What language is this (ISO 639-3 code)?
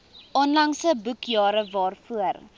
afr